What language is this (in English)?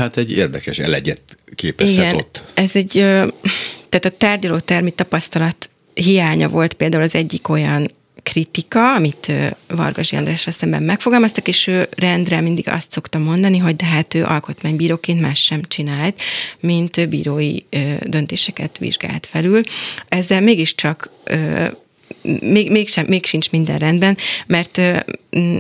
Hungarian